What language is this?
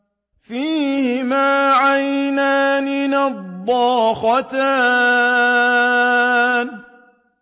Arabic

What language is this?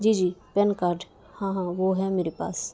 Urdu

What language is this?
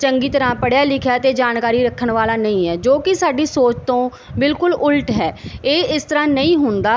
Punjabi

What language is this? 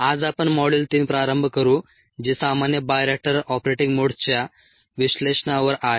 Marathi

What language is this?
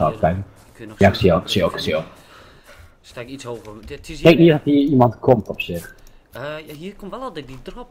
Dutch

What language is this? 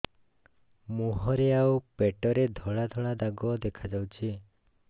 Odia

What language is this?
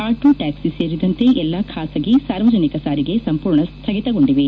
Kannada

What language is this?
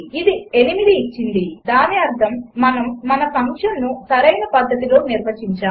Telugu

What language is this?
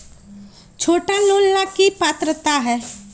Magahi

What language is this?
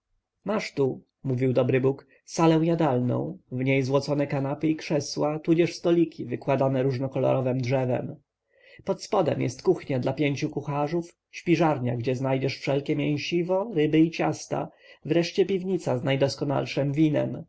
Polish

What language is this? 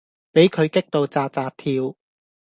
Cantonese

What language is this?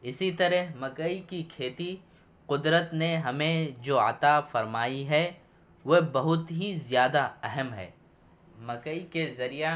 Urdu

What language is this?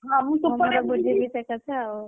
Odia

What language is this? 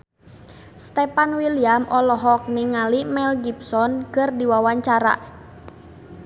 Sundanese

